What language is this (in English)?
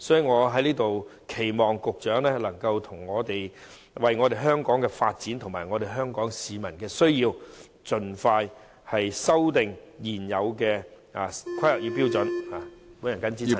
Cantonese